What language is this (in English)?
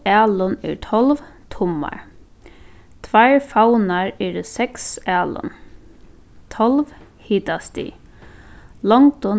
Faroese